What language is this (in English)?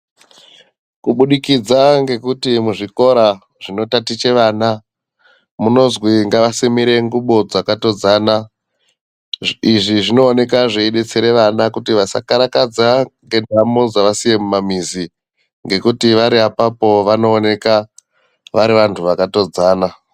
Ndau